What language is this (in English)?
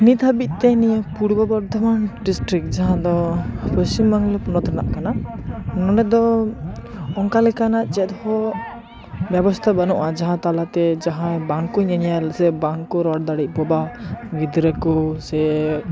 Santali